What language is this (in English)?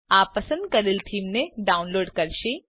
Gujarati